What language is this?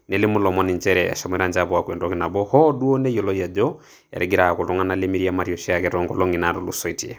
Masai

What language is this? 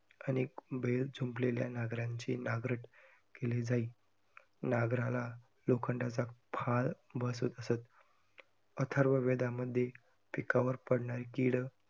Marathi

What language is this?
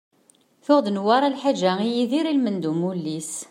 Kabyle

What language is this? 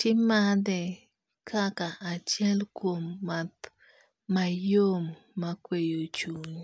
Luo (Kenya and Tanzania)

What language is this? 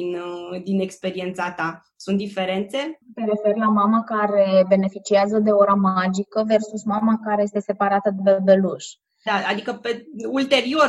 Romanian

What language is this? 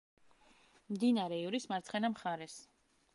Georgian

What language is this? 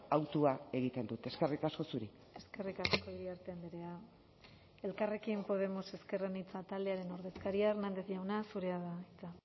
Basque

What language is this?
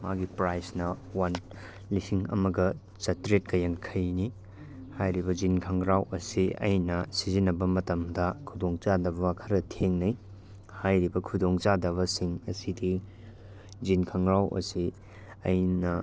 Manipuri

